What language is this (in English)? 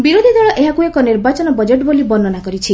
Odia